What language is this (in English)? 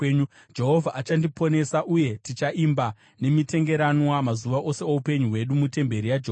Shona